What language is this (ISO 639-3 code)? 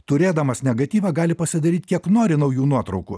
lit